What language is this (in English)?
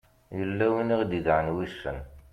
Kabyle